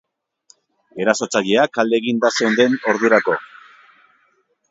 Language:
Basque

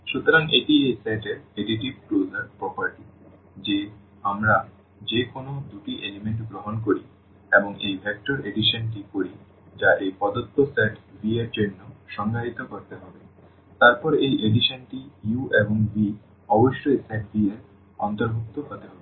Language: Bangla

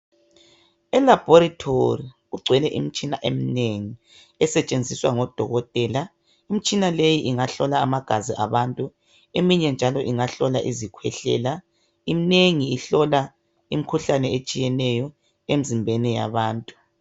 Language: North Ndebele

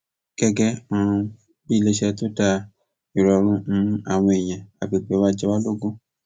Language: Yoruba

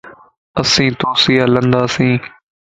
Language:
Lasi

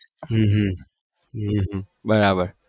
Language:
Gujarati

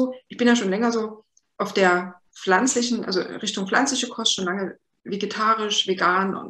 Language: German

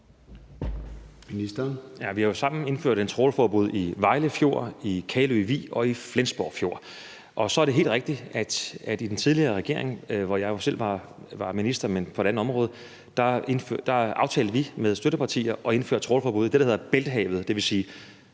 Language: Danish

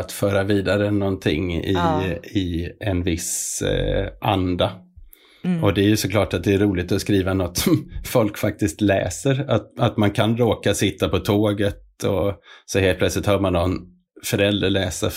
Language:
Swedish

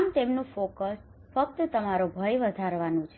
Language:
Gujarati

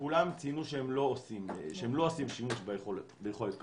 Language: Hebrew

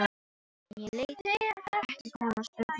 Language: Icelandic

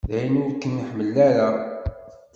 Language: Kabyle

